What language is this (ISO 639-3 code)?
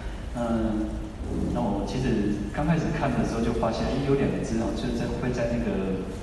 zho